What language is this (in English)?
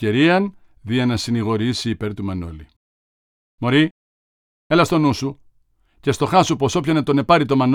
Greek